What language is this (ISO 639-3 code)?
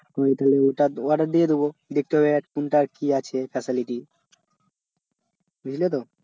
ben